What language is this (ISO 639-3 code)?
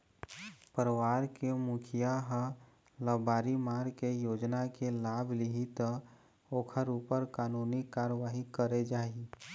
hne